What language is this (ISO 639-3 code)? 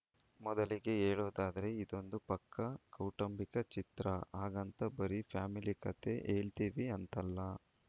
kan